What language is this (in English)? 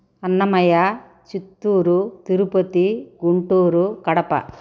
Telugu